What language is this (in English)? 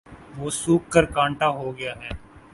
Urdu